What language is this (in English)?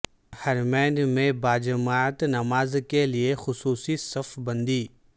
Urdu